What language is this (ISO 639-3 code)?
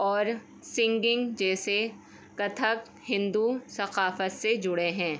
urd